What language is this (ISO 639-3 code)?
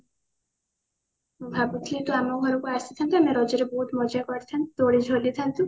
ori